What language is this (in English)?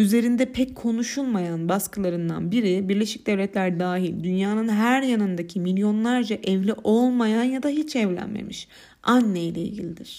Turkish